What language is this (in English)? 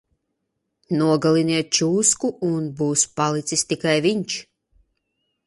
Latvian